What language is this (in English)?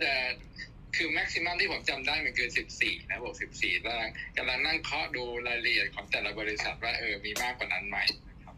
Thai